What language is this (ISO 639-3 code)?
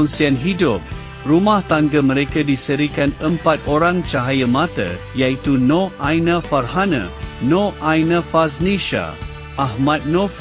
msa